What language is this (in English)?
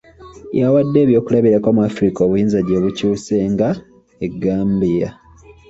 Ganda